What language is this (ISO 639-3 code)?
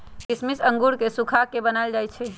mag